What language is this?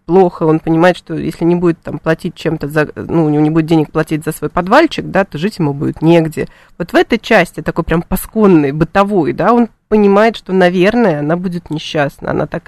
Russian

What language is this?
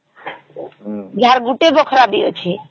Odia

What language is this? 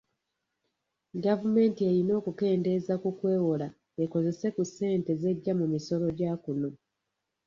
Ganda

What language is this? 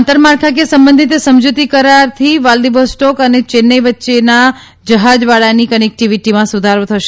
Gujarati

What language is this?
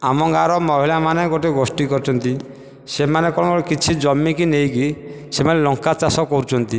Odia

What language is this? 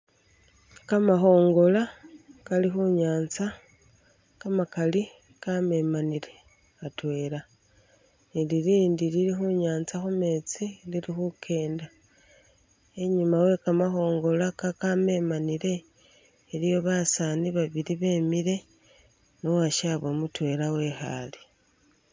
Masaaba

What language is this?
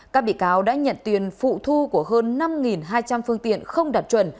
Vietnamese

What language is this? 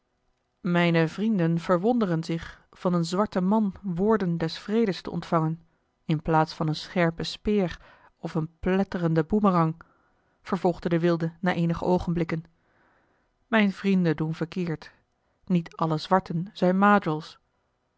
Dutch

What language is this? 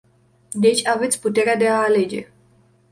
Romanian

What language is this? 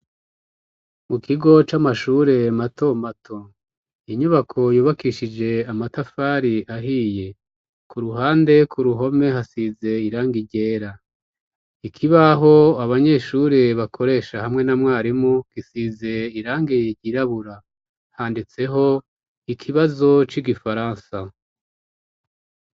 Rundi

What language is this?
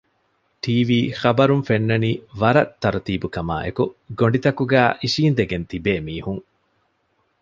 Divehi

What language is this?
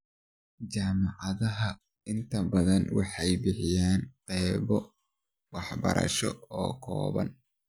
Somali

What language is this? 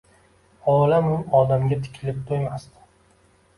Uzbek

